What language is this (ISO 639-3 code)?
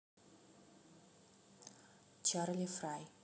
rus